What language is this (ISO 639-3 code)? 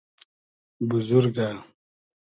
haz